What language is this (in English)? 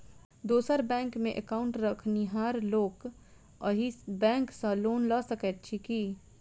Maithili